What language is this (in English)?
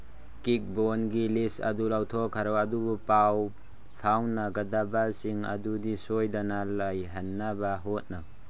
Manipuri